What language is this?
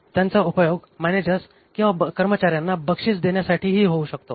Marathi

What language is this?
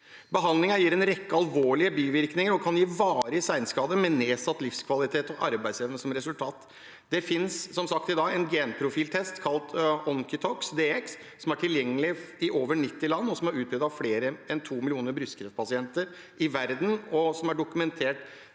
Norwegian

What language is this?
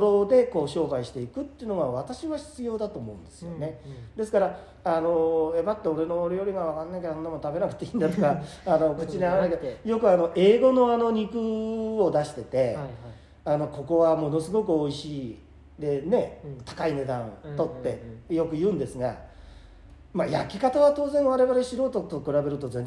Japanese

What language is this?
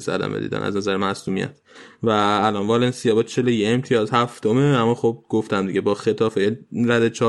Persian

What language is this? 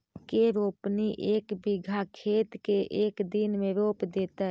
Magahi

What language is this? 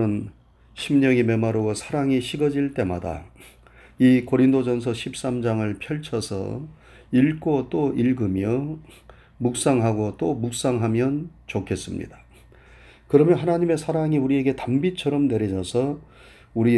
Korean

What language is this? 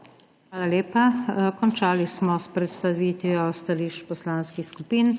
Slovenian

